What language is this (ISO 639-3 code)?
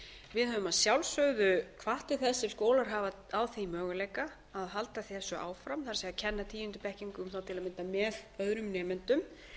isl